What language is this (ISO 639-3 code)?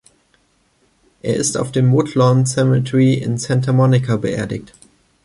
deu